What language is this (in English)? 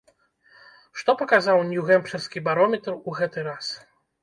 Belarusian